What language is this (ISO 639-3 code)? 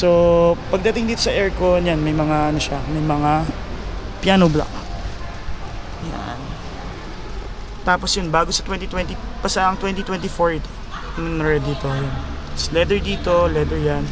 fil